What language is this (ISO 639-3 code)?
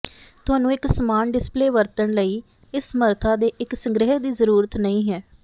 pan